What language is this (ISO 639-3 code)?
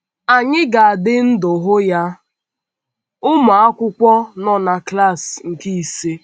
ibo